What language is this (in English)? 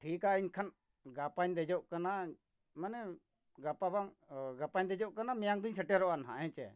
Santali